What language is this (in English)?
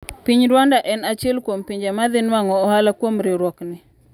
Luo (Kenya and Tanzania)